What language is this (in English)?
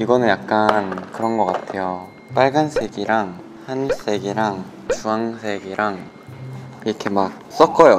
Korean